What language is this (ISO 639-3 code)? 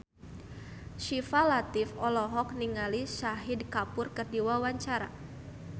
sun